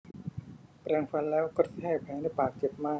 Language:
Thai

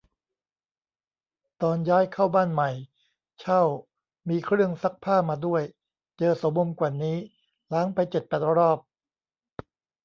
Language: Thai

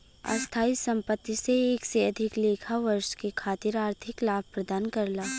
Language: Bhojpuri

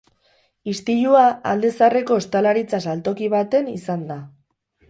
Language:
Basque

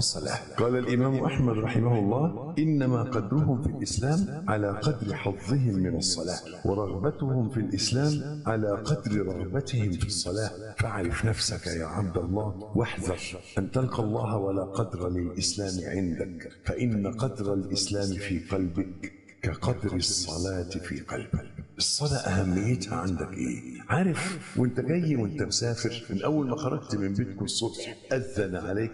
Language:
Arabic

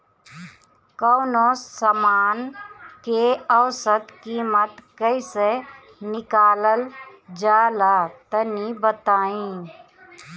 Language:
Bhojpuri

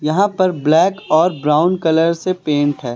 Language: Hindi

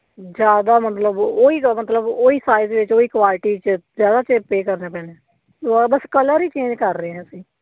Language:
Punjabi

